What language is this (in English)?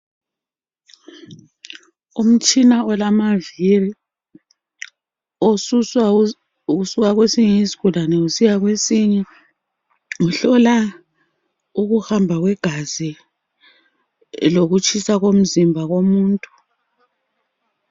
North Ndebele